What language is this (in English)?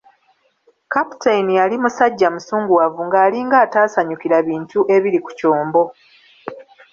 Ganda